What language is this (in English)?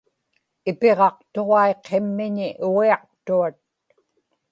Inupiaq